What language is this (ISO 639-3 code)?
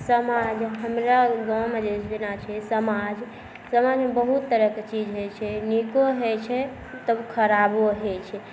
mai